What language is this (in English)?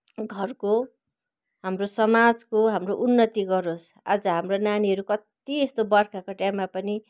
Nepali